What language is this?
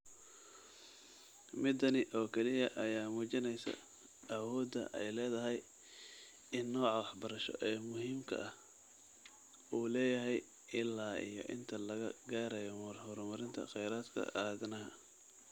Somali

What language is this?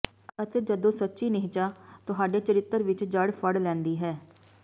Punjabi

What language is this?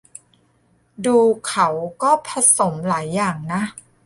Thai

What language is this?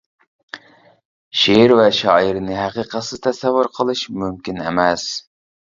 Uyghur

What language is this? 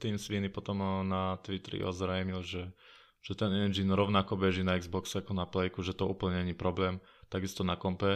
Slovak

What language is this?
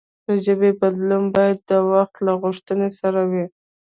Pashto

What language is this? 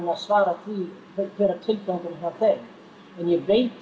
Icelandic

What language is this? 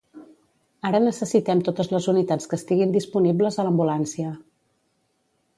Catalan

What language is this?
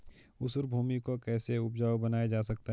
Hindi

